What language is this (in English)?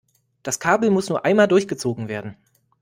German